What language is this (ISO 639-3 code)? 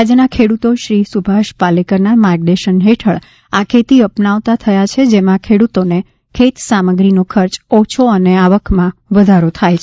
guj